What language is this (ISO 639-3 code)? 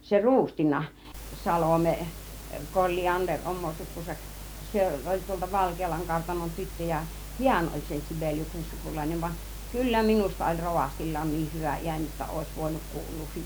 fin